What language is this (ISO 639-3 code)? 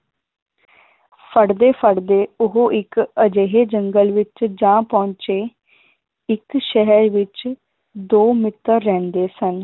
pan